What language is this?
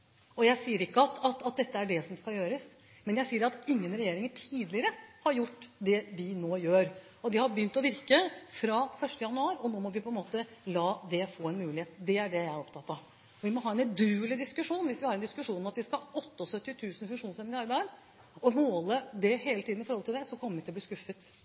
Norwegian Bokmål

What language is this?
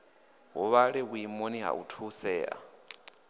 Venda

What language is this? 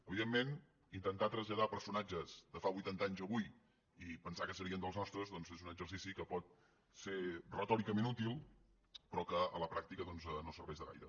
Catalan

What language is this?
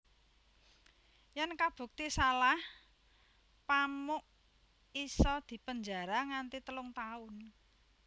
Javanese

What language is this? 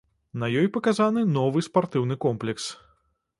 Belarusian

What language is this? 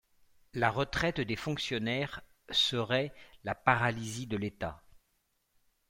French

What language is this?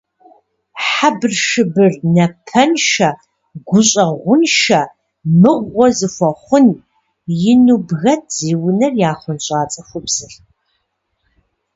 Kabardian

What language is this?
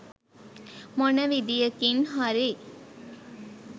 Sinhala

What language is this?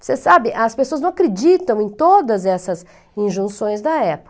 Portuguese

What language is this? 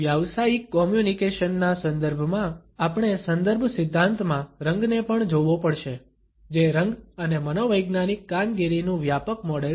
Gujarati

